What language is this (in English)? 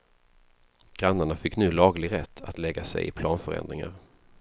Swedish